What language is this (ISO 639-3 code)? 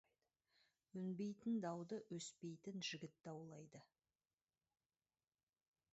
kaz